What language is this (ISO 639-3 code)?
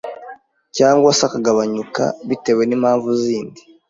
kin